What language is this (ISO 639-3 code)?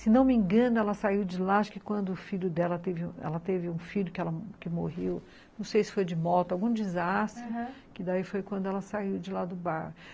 por